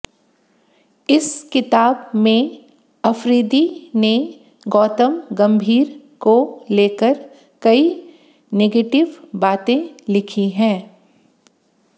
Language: Hindi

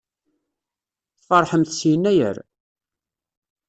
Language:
Kabyle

